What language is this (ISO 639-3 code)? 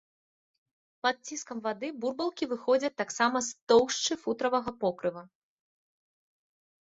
bel